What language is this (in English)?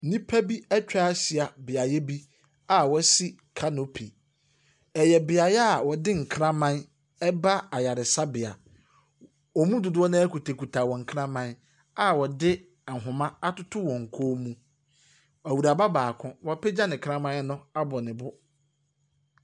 Akan